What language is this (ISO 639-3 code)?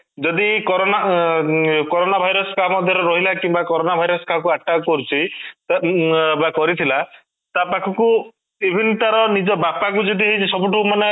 ori